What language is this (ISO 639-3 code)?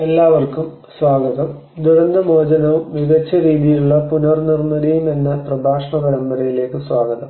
mal